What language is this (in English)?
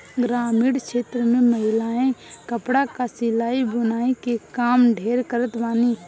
Bhojpuri